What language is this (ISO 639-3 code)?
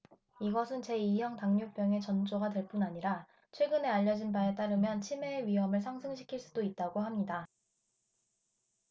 kor